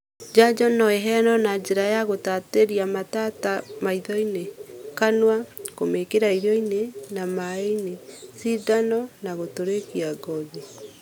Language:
Kikuyu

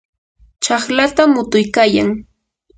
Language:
Yanahuanca Pasco Quechua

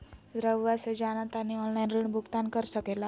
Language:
Magahi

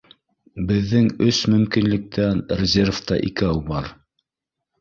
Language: Bashkir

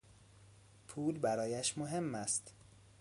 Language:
Persian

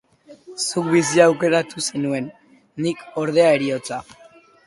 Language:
Basque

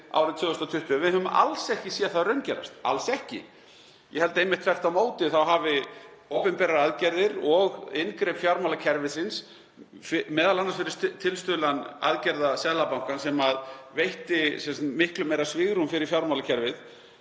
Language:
Icelandic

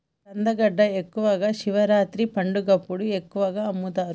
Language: Telugu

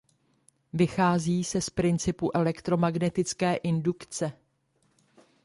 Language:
Czech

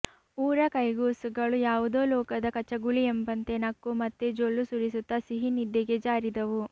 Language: Kannada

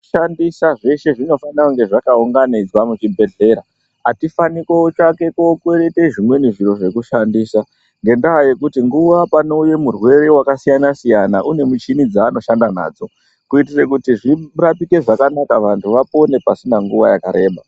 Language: Ndau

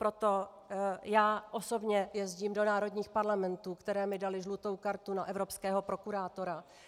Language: Czech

